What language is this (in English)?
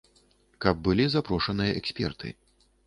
Belarusian